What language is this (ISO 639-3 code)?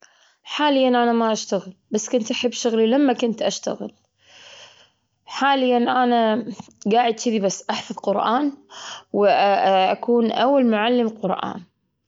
afb